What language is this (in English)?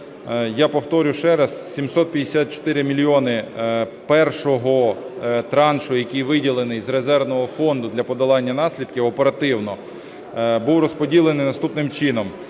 Ukrainian